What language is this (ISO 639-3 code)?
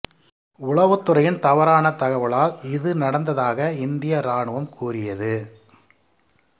tam